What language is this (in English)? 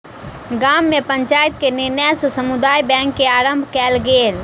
Maithili